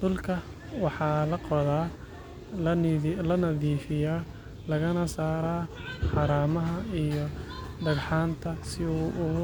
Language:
Somali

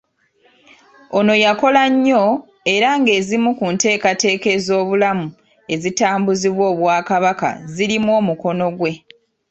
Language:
Ganda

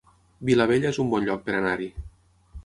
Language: Catalan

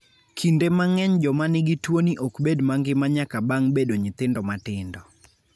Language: Luo (Kenya and Tanzania)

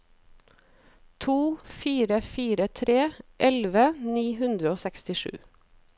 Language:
Norwegian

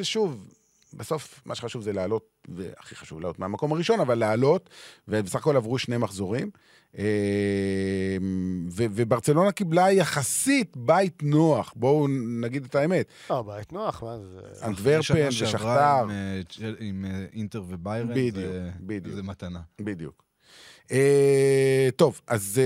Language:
Hebrew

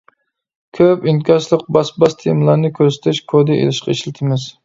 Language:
Uyghur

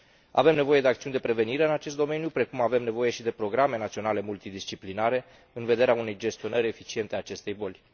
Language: Romanian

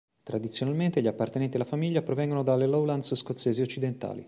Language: Italian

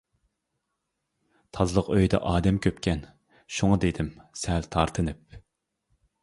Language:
Uyghur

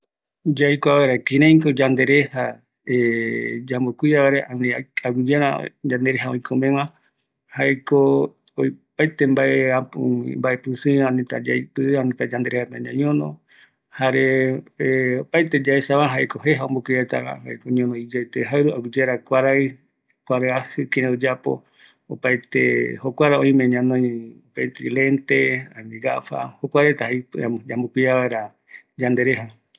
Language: Eastern Bolivian Guaraní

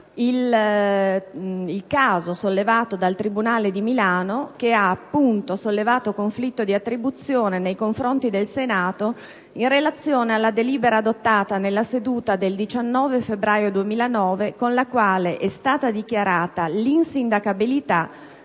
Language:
Italian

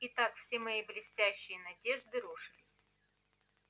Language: Russian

